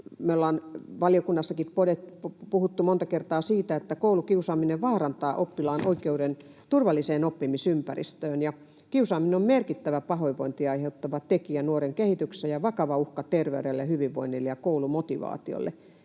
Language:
Finnish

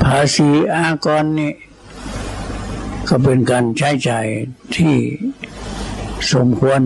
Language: Thai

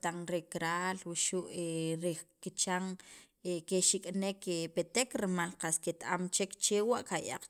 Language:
Sacapulteco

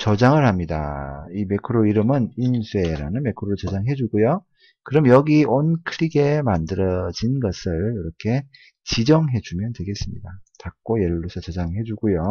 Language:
Korean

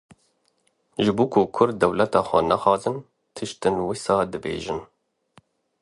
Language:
Kurdish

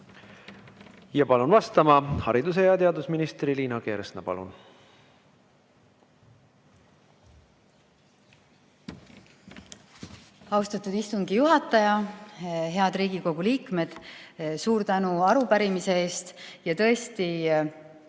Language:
Estonian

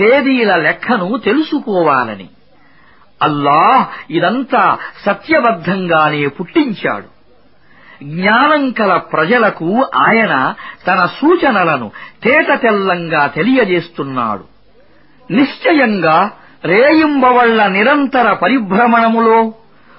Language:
Arabic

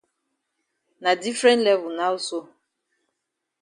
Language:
Cameroon Pidgin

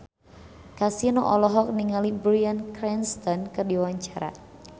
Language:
Sundanese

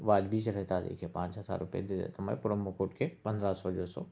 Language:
Urdu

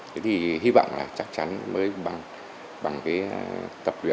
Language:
Vietnamese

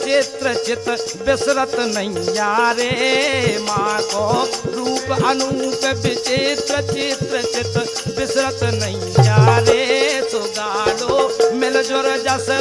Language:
Hindi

